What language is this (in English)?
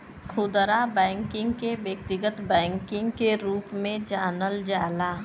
Bhojpuri